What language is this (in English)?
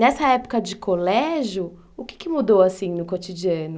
Portuguese